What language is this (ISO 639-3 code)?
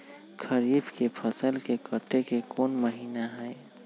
mag